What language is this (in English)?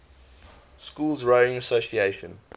English